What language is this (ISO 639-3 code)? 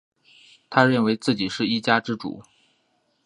zho